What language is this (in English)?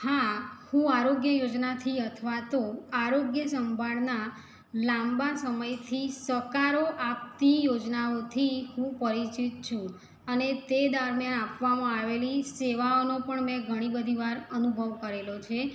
Gujarati